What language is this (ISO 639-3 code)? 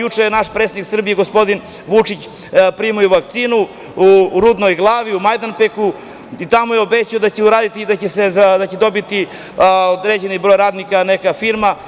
srp